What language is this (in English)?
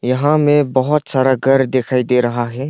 Hindi